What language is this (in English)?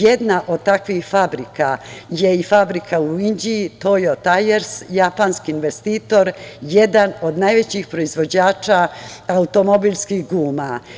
Serbian